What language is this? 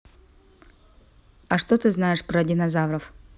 Russian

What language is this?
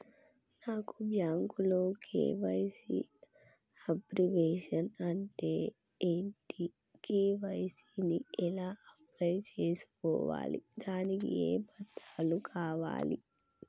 Telugu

